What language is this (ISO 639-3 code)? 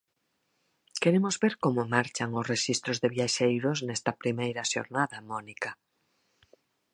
glg